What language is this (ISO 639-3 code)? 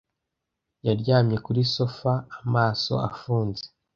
kin